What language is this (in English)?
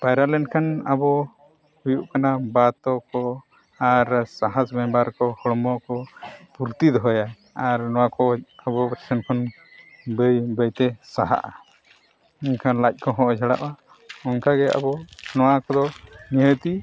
Santali